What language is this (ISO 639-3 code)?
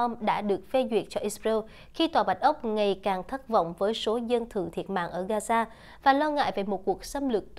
vie